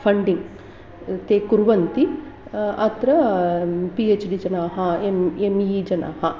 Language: Sanskrit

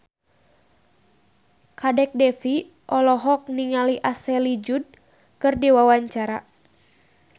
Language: Sundanese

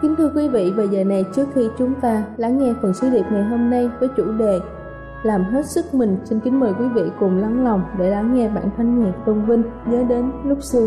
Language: Vietnamese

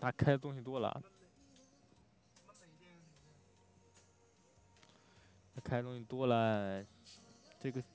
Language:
Chinese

